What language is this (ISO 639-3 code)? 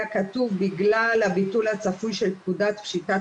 heb